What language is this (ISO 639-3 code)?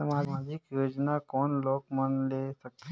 hne